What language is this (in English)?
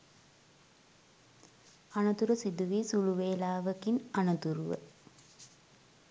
Sinhala